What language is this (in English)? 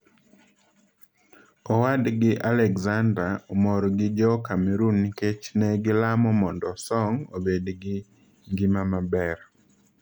Luo (Kenya and Tanzania)